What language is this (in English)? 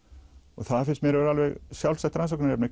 Icelandic